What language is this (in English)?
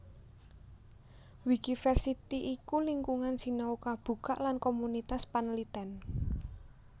Javanese